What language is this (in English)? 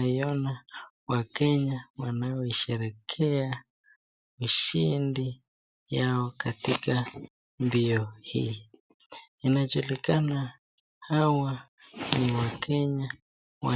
Swahili